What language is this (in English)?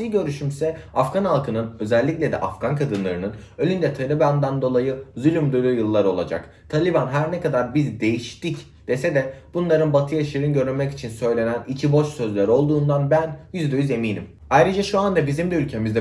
Turkish